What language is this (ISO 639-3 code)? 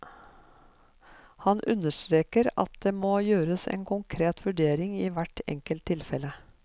nor